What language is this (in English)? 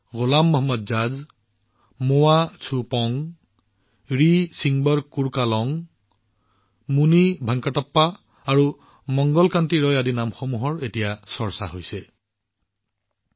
Assamese